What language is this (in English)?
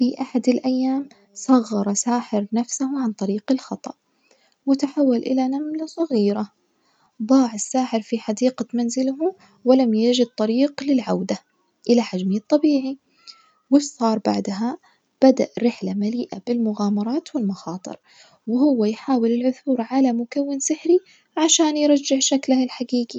Najdi Arabic